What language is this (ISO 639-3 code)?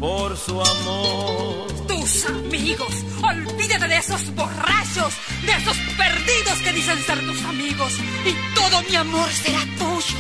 spa